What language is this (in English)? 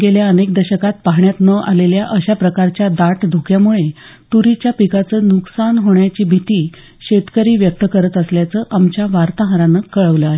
Marathi